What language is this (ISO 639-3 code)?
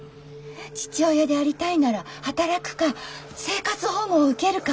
jpn